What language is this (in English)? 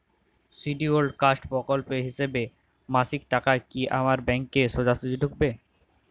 Bangla